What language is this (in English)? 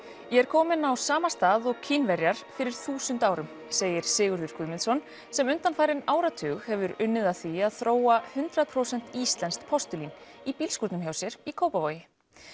Icelandic